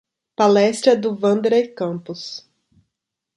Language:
Portuguese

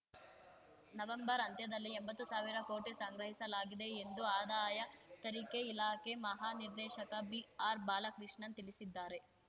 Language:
Kannada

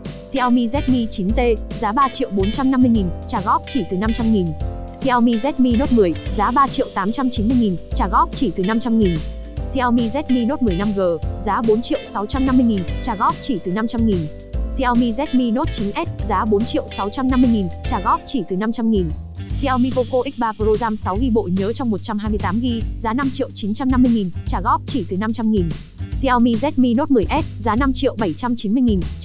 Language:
Vietnamese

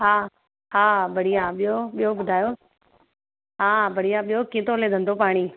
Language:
Sindhi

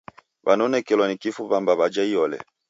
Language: Taita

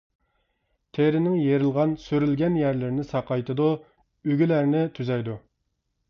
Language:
Uyghur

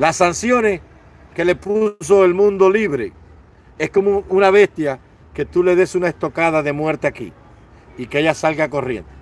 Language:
Spanish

